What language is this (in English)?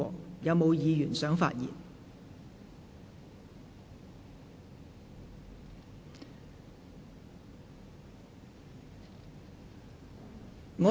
Cantonese